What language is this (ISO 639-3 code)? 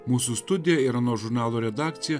lit